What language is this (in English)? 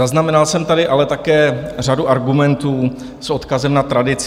Czech